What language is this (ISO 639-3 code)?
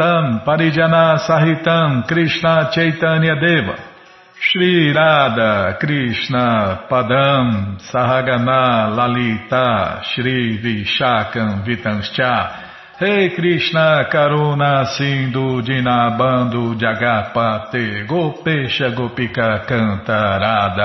por